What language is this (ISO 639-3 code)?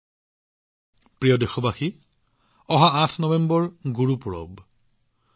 asm